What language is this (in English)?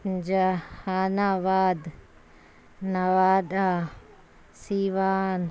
Urdu